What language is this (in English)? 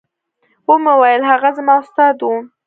Pashto